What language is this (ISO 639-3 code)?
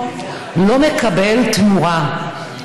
heb